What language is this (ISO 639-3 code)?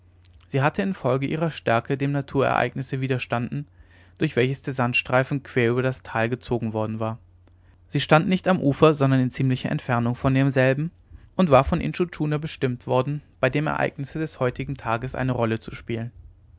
deu